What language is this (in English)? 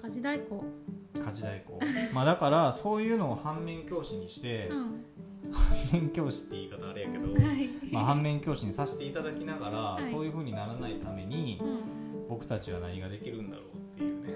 Japanese